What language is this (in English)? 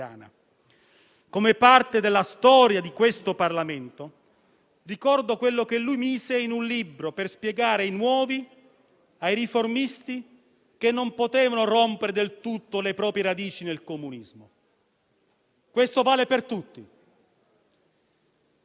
Italian